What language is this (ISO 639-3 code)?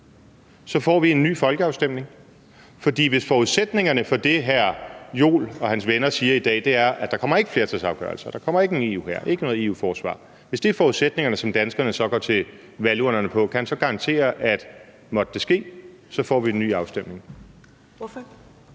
dan